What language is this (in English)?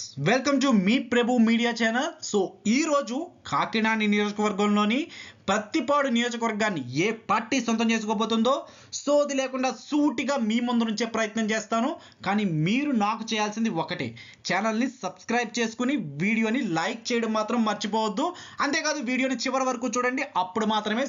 Telugu